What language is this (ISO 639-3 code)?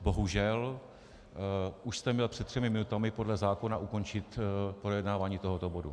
ces